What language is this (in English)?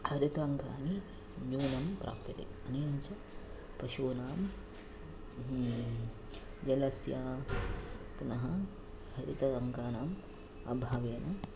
Sanskrit